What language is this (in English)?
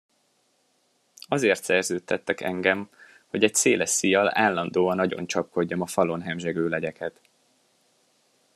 Hungarian